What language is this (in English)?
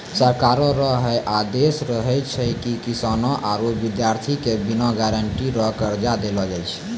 Maithili